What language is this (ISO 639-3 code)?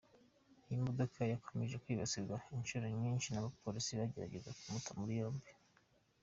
kin